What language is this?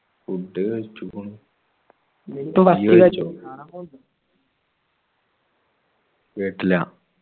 Malayalam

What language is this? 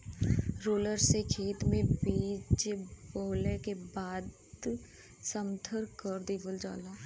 Bhojpuri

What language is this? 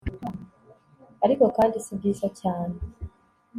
Kinyarwanda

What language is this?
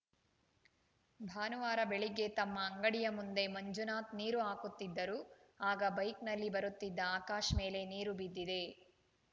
Kannada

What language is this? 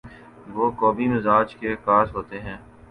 Urdu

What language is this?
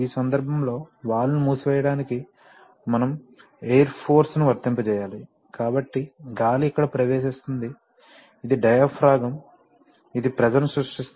Telugu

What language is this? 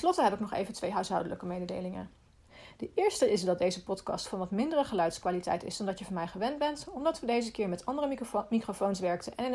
Dutch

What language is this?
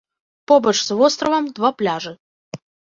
Belarusian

